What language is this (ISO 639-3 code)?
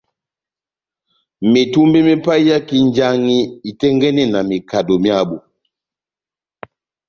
bnm